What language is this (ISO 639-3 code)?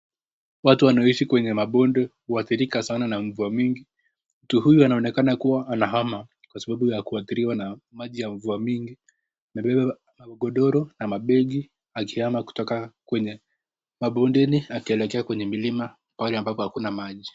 swa